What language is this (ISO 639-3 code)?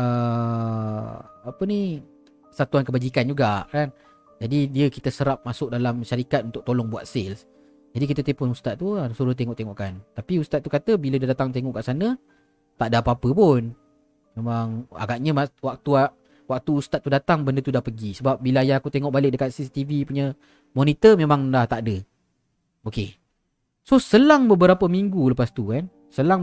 msa